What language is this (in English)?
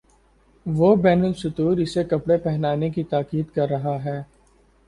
Urdu